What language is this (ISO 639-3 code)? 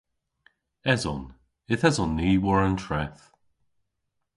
cor